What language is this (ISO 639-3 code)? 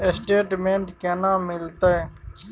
mai